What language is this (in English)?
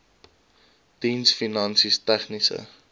Afrikaans